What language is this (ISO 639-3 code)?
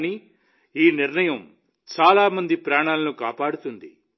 tel